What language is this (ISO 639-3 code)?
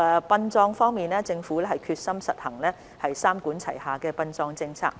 yue